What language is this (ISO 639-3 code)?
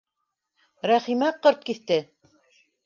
bak